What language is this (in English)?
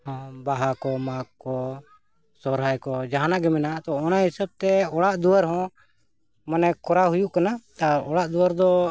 Santali